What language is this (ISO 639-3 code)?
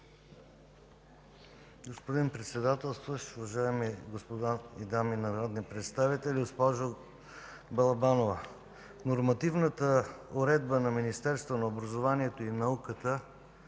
bul